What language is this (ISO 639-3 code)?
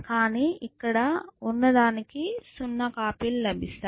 tel